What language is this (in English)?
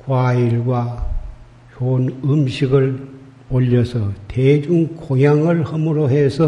Korean